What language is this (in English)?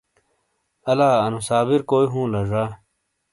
Shina